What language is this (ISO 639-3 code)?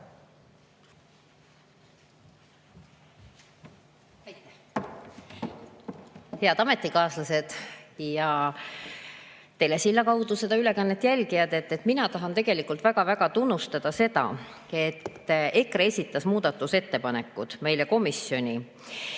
est